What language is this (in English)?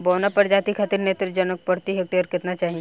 Bhojpuri